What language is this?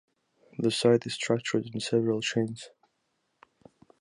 English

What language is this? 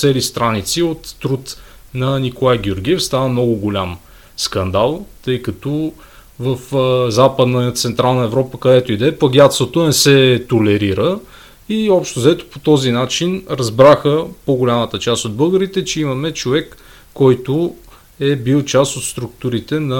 Bulgarian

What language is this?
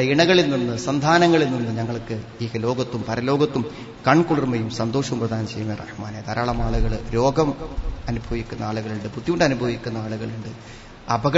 Malayalam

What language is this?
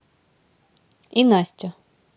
Russian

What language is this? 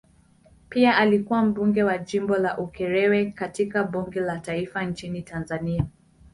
Swahili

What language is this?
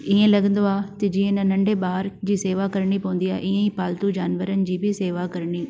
Sindhi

